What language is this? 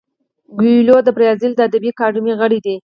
Pashto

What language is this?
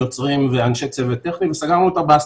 Hebrew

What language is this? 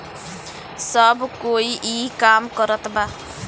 Bhojpuri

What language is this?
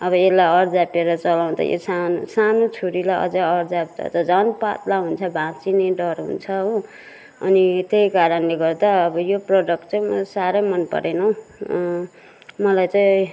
Nepali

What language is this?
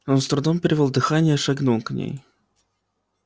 Russian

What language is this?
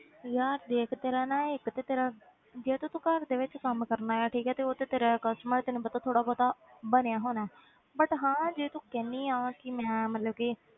Punjabi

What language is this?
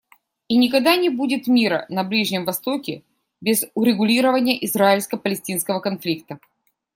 Russian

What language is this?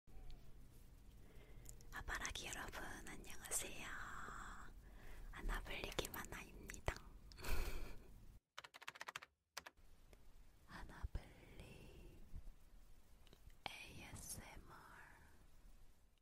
Korean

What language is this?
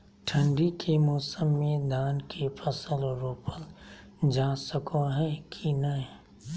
Magahi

